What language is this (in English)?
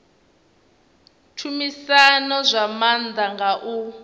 Venda